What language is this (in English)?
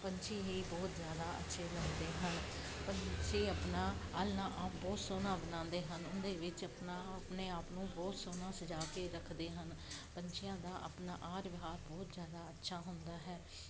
Punjabi